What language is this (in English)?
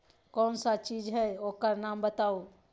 Magahi